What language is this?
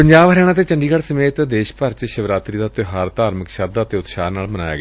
Punjabi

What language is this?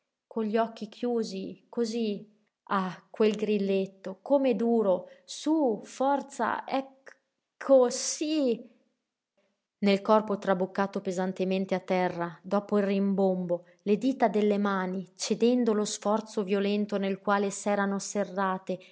Italian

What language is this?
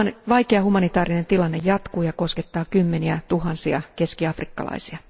Finnish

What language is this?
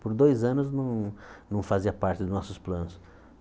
Portuguese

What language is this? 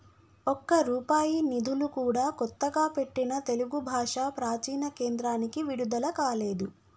Telugu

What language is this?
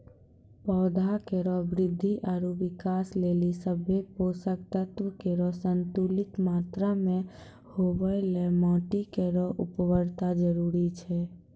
Maithili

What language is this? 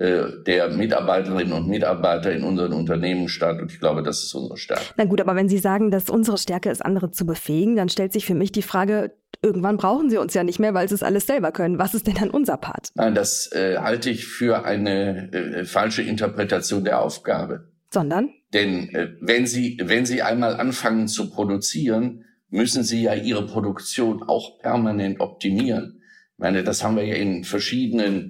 German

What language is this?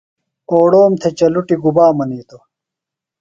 Phalura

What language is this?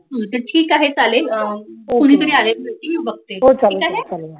Marathi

